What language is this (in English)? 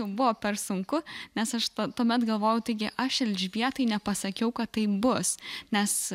Lithuanian